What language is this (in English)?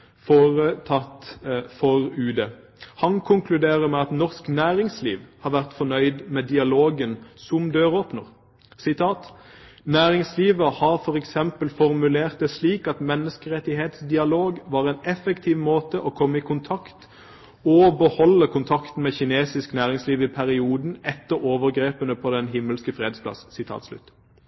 Norwegian Bokmål